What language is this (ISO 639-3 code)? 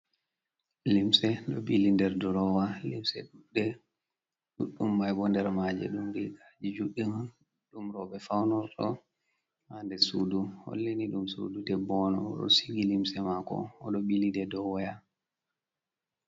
ful